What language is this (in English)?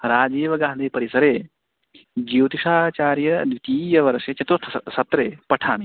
Sanskrit